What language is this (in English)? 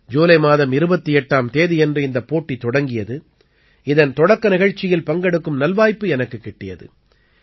Tamil